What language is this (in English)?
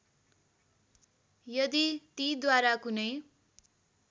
Nepali